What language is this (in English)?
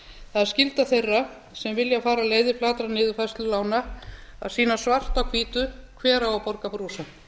Icelandic